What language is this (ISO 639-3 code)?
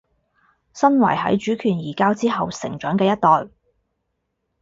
yue